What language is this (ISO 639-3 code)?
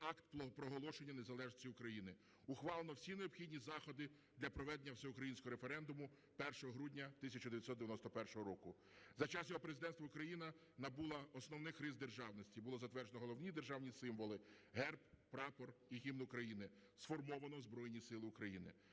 ukr